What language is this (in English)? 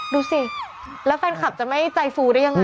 Thai